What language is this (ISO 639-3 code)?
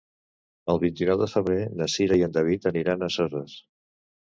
cat